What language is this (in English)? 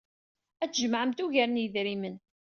Kabyle